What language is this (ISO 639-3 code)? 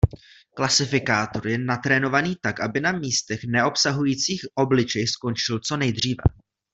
ces